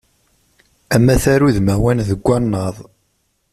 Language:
Kabyle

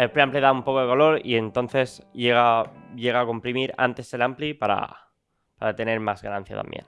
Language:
Spanish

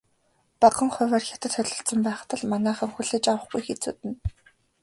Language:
Mongolian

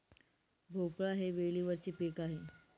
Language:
Marathi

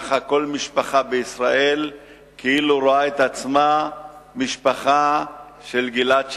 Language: Hebrew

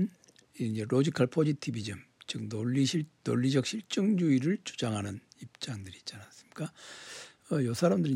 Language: Korean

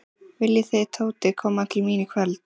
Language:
Icelandic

